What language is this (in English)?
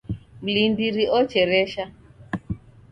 Taita